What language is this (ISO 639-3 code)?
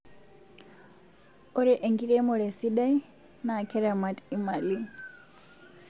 mas